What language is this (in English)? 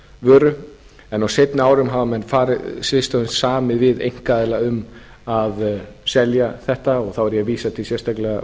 Icelandic